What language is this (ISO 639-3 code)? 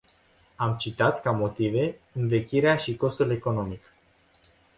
ron